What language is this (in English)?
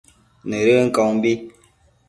Matsés